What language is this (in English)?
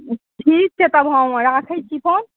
Maithili